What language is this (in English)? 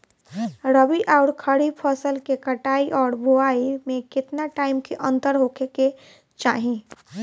Bhojpuri